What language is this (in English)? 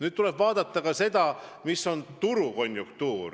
Estonian